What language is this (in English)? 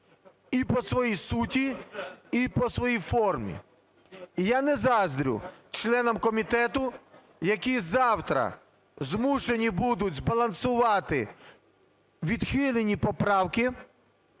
Ukrainian